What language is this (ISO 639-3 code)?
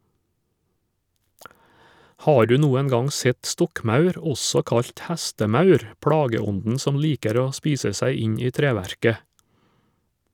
nor